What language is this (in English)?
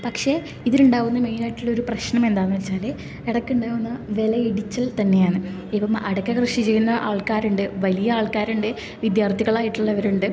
Malayalam